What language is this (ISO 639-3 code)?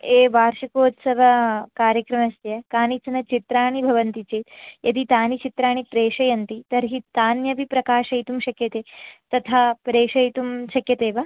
san